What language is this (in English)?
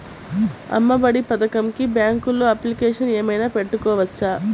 Telugu